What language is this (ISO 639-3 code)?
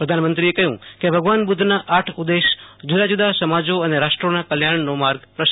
guj